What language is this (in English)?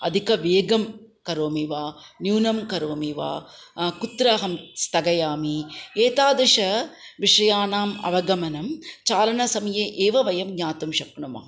Sanskrit